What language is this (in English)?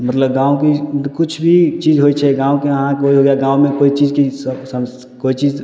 Maithili